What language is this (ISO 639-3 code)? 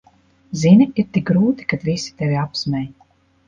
lav